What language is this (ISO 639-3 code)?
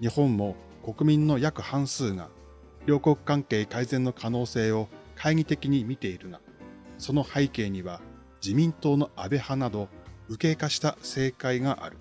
jpn